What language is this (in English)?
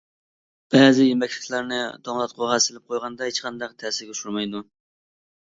Uyghur